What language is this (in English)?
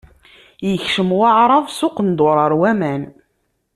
Kabyle